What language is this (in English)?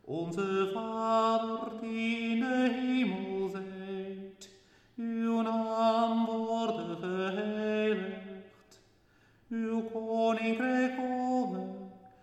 Dutch